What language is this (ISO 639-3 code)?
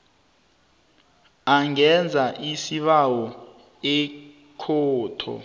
nbl